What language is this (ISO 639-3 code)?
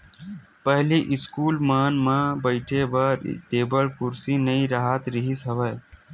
hne